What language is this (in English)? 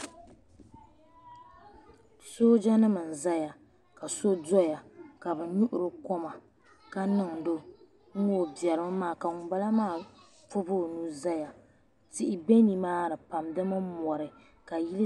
Dagbani